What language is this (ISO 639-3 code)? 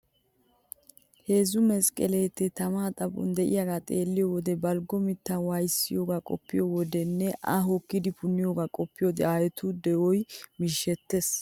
wal